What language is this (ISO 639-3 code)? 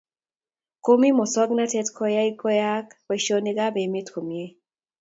kln